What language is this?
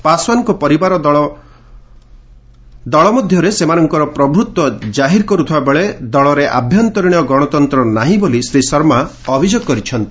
Odia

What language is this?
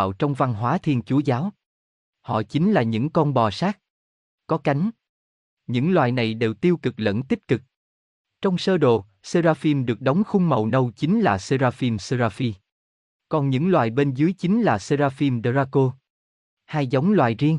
Vietnamese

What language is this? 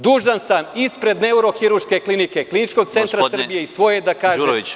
Serbian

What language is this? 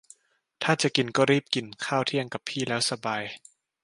Thai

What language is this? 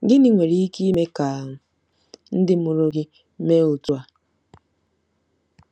Igbo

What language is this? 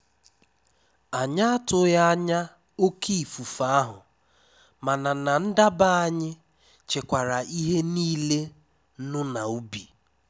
Igbo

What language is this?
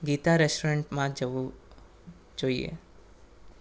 Gujarati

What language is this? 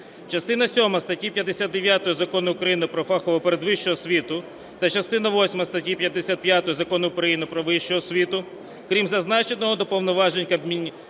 Ukrainian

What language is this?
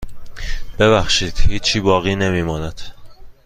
Persian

